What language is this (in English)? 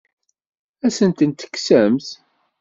Kabyle